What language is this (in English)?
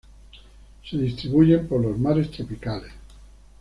Spanish